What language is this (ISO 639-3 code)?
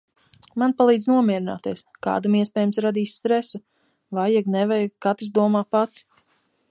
lav